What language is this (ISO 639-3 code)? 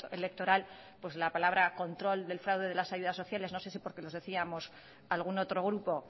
spa